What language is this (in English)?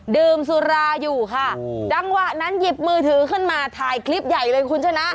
Thai